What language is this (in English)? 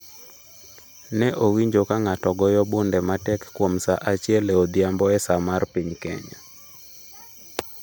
Luo (Kenya and Tanzania)